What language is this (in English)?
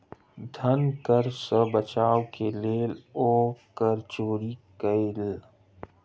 Maithili